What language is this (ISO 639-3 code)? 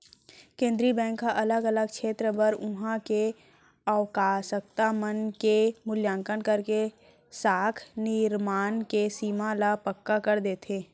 hne